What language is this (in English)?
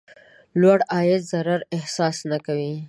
Pashto